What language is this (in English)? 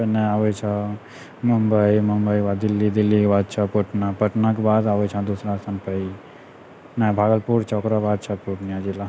Maithili